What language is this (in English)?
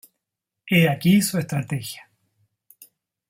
Spanish